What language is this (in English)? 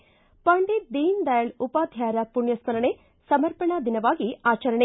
Kannada